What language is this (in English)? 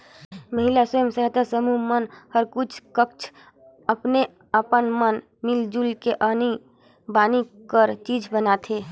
Chhattisgarhi